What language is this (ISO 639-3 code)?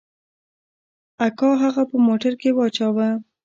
pus